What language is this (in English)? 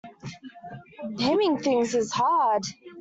English